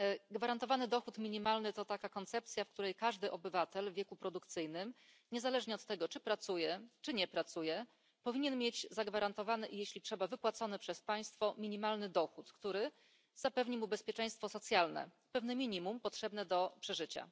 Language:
Polish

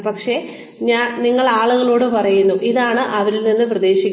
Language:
Malayalam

